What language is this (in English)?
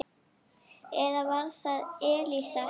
Icelandic